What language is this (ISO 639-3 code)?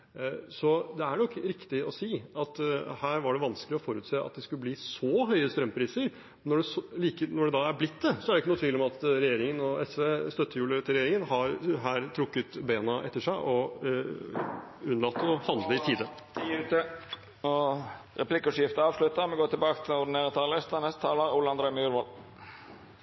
nor